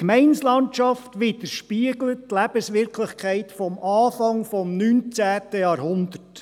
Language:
Swiss German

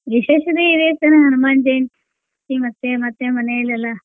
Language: Kannada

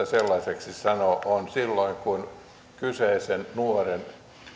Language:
Finnish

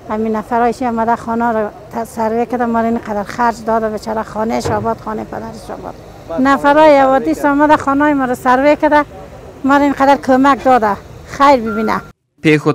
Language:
Persian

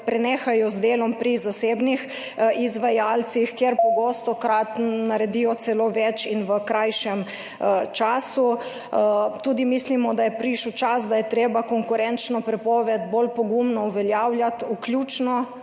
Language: Slovenian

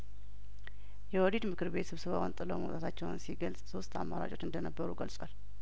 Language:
Amharic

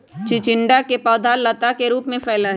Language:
Magahi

